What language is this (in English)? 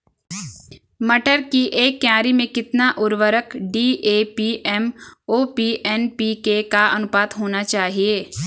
Hindi